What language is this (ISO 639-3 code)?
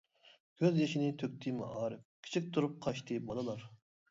uig